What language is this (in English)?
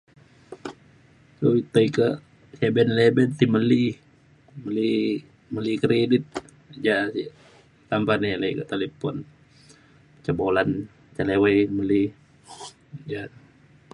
Mainstream Kenyah